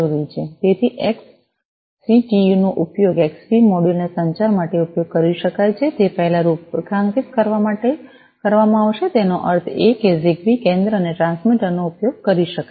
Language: Gujarati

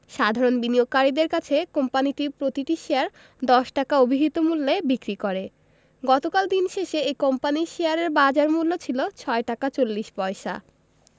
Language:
Bangla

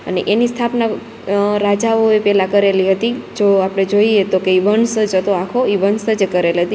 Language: Gujarati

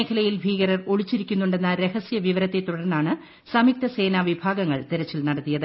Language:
Malayalam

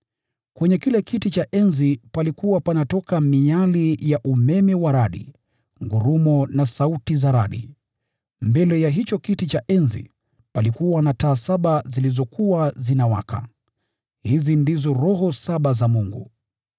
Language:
Swahili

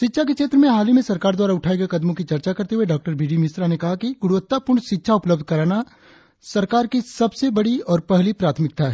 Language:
Hindi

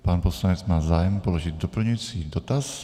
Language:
Czech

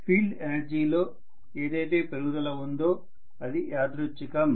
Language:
Telugu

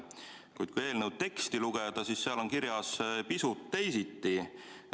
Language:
Estonian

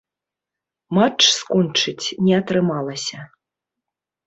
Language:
Belarusian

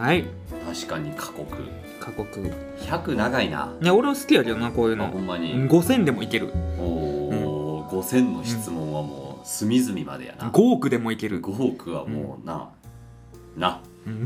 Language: Japanese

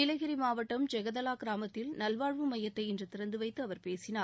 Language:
Tamil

